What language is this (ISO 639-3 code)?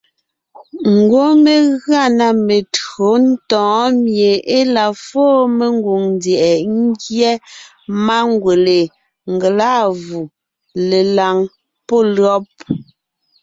nnh